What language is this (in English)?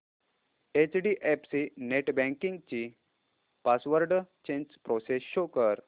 Marathi